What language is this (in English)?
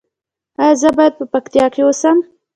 Pashto